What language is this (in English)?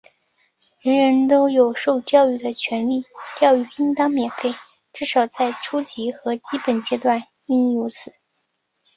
Chinese